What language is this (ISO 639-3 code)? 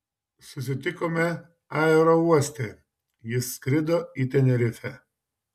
lit